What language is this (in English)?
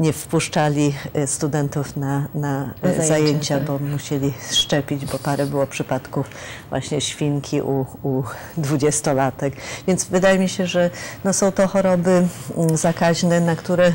Polish